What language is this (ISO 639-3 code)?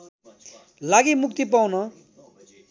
nep